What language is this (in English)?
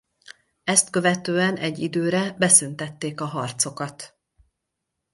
Hungarian